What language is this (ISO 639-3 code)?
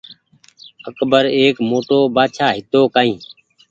gig